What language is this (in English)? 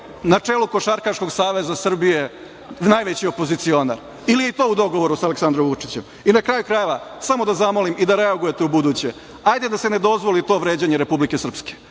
Serbian